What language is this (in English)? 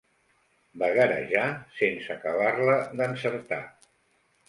Catalan